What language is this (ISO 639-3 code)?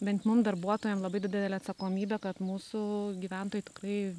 lit